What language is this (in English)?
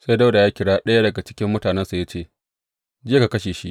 Hausa